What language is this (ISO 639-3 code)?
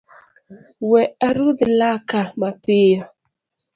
luo